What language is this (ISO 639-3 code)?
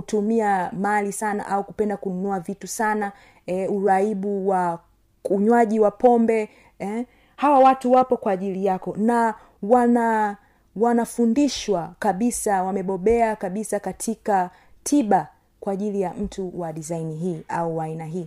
swa